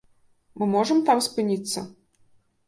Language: Belarusian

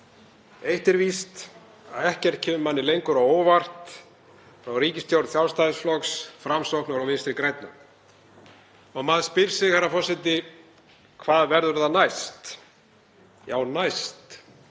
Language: Icelandic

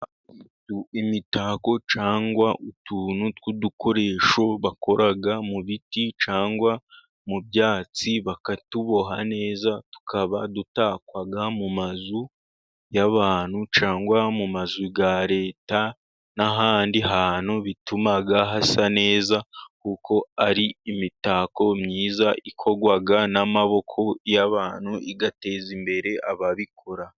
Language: Kinyarwanda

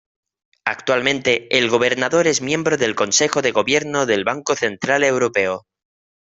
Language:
Spanish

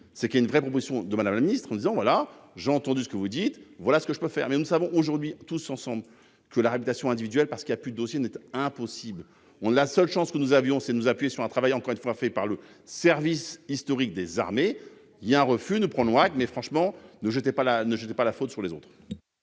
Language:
French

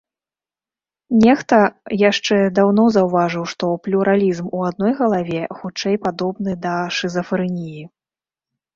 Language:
Belarusian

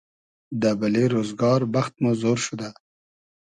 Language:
Hazaragi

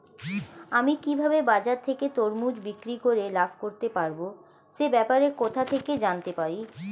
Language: Bangla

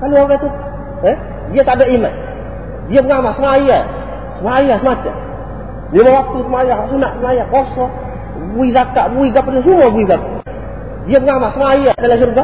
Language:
Malay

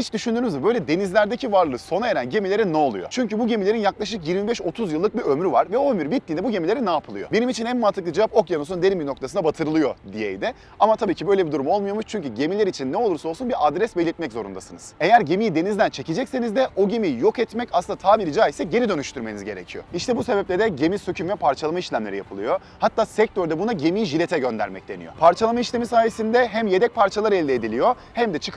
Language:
Turkish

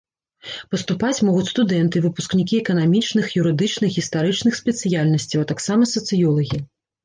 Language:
Belarusian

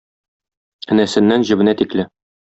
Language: Tatar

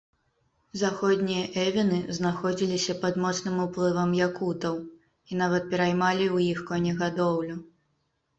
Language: Belarusian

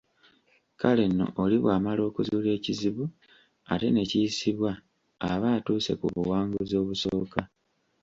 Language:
Ganda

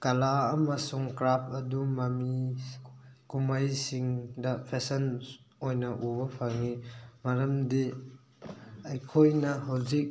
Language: Manipuri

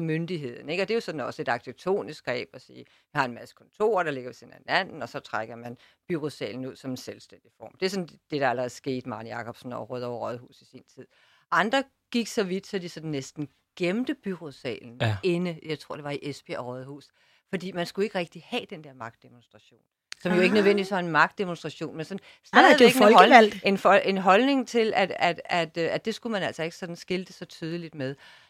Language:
Danish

